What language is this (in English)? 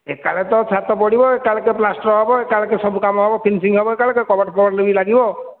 Odia